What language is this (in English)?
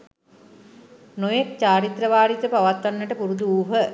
Sinhala